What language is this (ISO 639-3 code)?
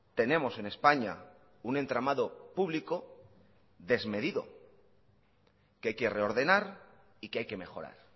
spa